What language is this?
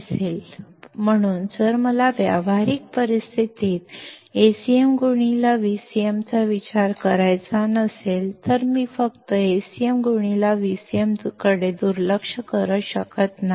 Kannada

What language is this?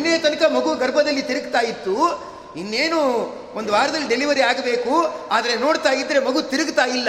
Kannada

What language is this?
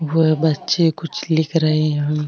Marwari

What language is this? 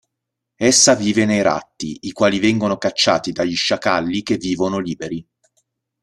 Italian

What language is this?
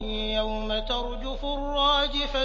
Arabic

